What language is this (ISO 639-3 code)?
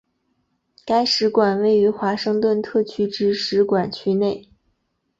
zho